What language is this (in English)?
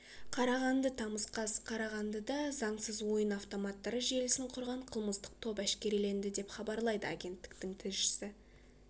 Kazakh